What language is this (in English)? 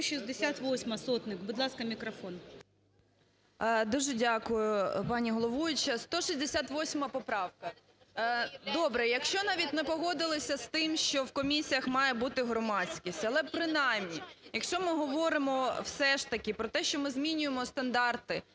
Ukrainian